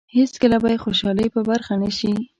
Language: Pashto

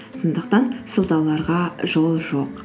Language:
Kazakh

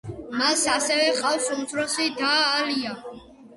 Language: Georgian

